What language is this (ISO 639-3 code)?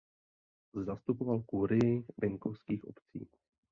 ces